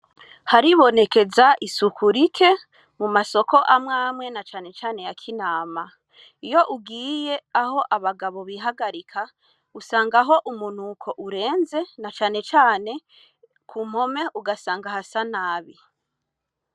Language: Rundi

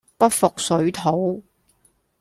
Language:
Cantonese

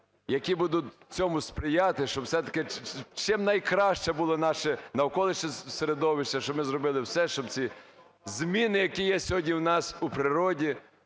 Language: Ukrainian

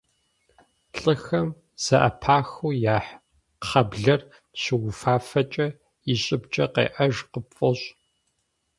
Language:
Kabardian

